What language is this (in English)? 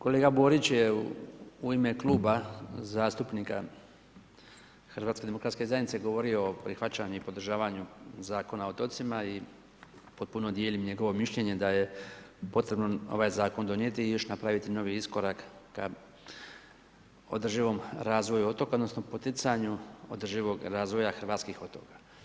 Croatian